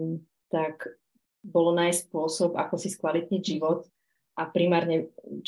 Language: Slovak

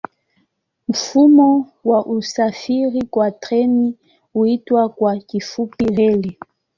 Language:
Swahili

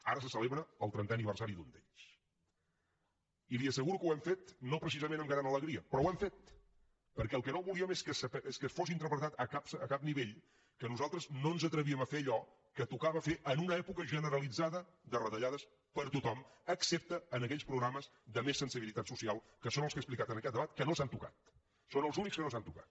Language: Catalan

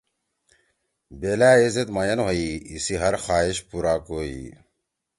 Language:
Torwali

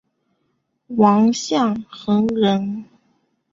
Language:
Chinese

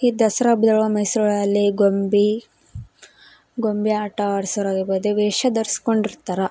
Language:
Kannada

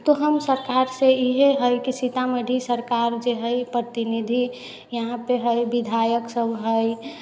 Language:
Maithili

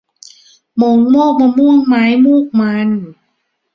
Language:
Thai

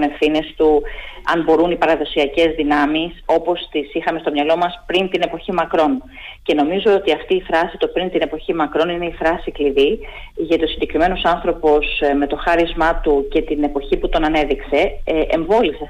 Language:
Greek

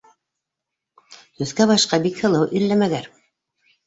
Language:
Bashkir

